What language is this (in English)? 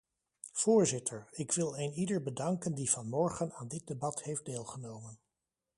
Dutch